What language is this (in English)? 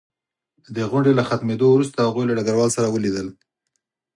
Pashto